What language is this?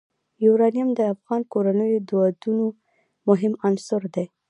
Pashto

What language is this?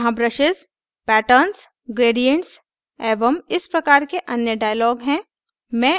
Hindi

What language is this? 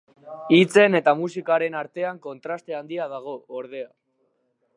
Basque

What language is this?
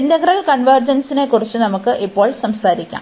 Malayalam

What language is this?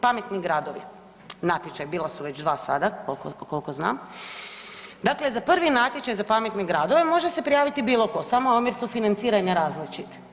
Croatian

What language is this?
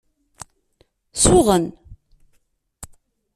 Kabyle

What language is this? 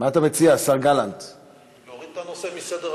Hebrew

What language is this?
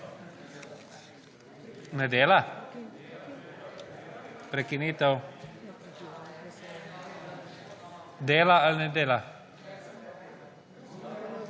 Slovenian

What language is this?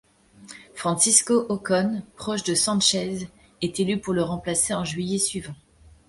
French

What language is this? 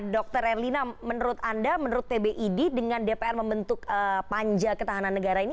Indonesian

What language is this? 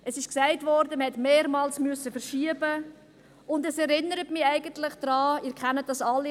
Swiss German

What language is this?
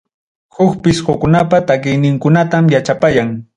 Ayacucho Quechua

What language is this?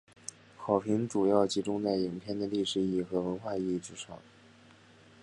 Chinese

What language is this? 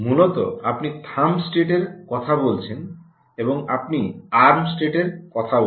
Bangla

